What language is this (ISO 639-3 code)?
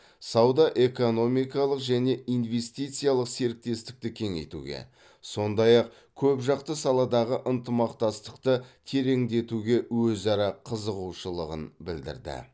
kaz